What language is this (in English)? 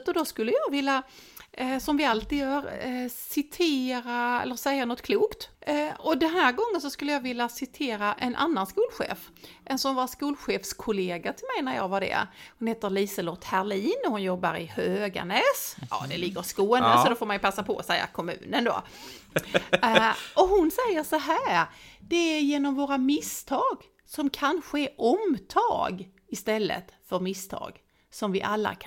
Swedish